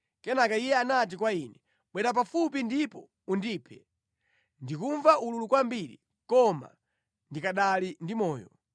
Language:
Nyanja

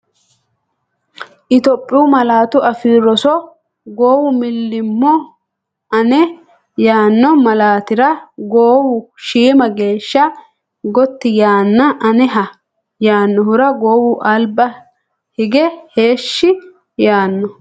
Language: Sidamo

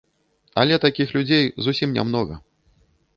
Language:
Belarusian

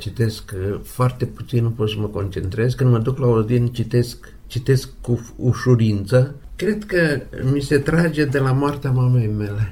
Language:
Romanian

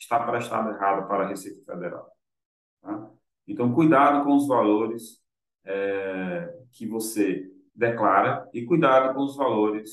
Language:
Portuguese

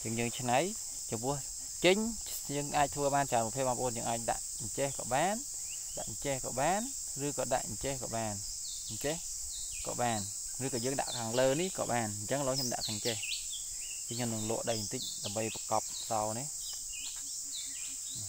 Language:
Vietnamese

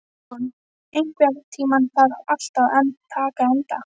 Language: Icelandic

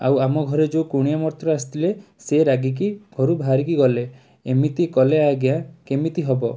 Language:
Odia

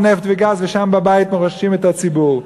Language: Hebrew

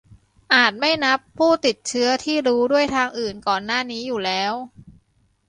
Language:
Thai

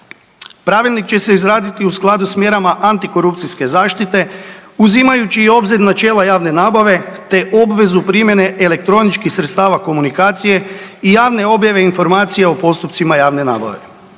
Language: Croatian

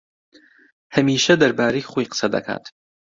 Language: Central Kurdish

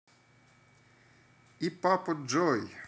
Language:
Russian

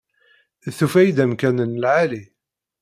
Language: Kabyle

